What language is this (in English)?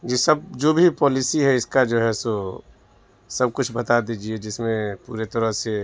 Urdu